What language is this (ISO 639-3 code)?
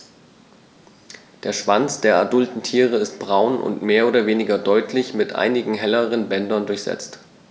deu